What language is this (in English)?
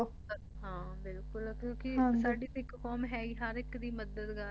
Punjabi